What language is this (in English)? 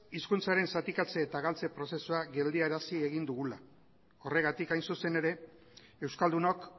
Basque